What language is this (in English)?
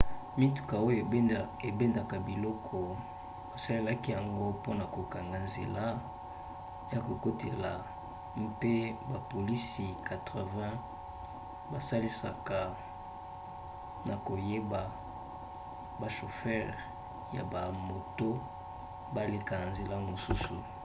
Lingala